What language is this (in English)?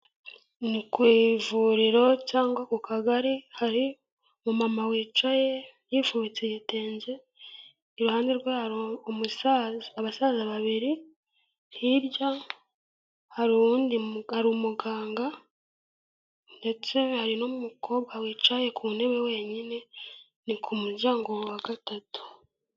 Kinyarwanda